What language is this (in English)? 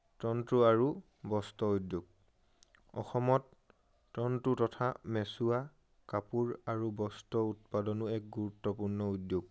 Assamese